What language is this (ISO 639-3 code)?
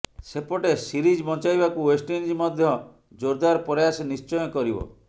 ori